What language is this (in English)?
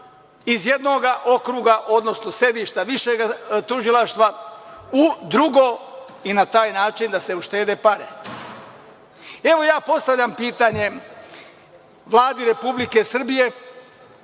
Serbian